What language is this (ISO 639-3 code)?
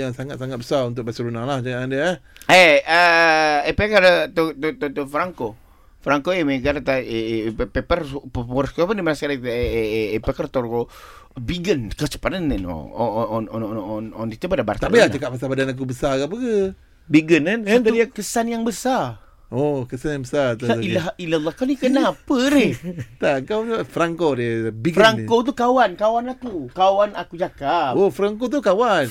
msa